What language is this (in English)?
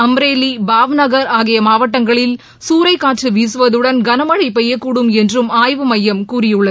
Tamil